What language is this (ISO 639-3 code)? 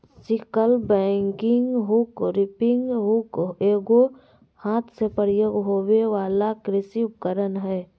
mag